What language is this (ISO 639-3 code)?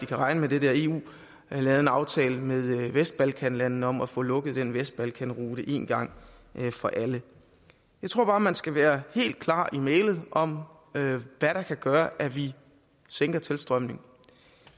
dan